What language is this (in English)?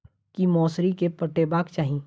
Maithili